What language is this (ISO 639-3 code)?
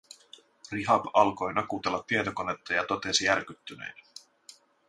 fin